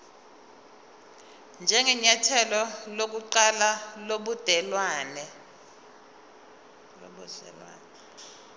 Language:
Zulu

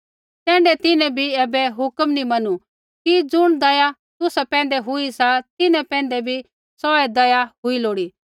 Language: Kullu Pahari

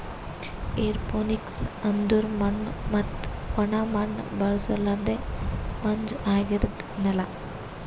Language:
Kannada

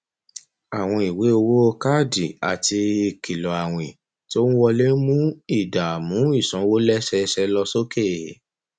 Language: Yoruba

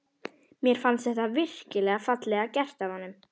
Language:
Icelandic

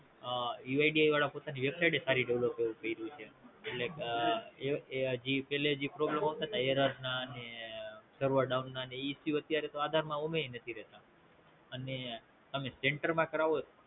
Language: Gujarati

